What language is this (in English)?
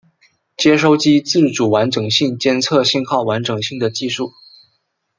Chinese